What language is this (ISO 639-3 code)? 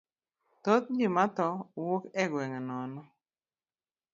luo